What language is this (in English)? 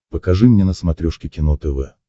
Russian